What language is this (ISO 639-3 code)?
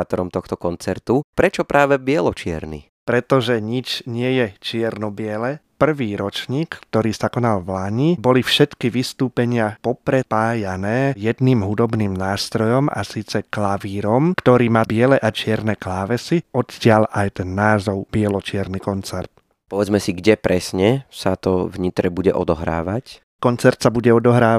slk